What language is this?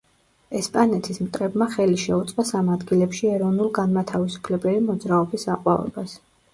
Georgian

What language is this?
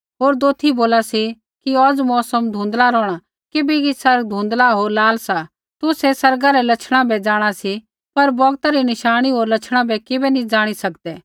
Kullu Pahari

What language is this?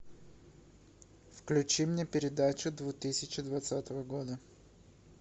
Russian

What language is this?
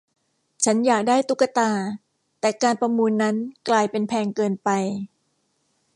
Thai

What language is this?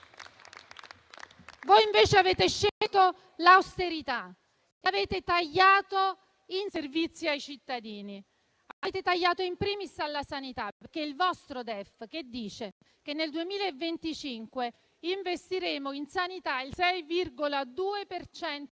Italian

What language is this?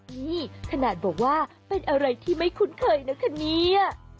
Thai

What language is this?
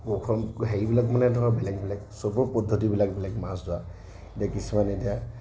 Assamese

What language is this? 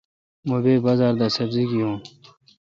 Kalkoti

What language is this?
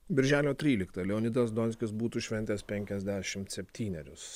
Lithuanian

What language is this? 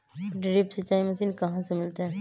Magahi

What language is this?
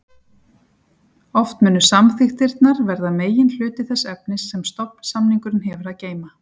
Icelandic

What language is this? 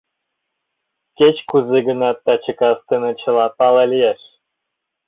Mari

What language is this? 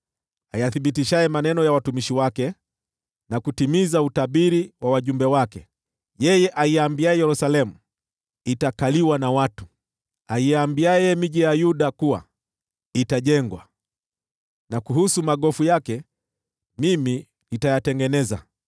Swahili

